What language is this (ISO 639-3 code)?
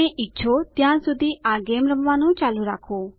guj